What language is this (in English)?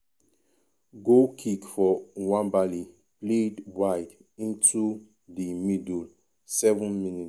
Nigerian Pidgin